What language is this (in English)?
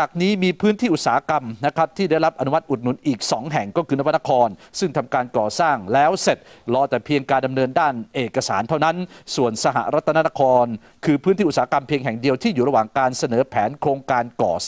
Thai